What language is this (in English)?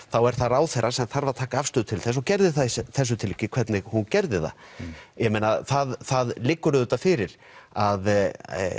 Icelandic